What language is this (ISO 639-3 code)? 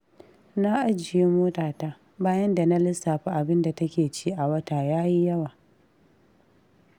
hau